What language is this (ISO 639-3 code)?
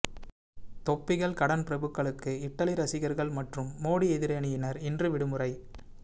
tam